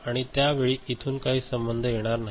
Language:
Marathi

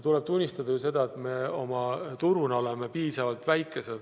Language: Estonian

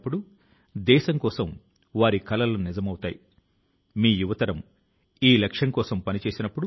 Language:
Telugu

